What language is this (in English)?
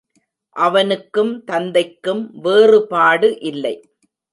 Tamil